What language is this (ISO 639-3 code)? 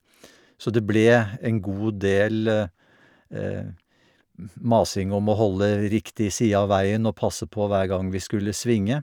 nor